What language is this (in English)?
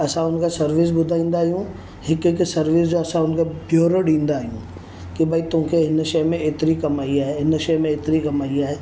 Sindhi